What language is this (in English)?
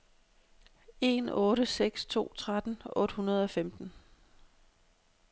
Danish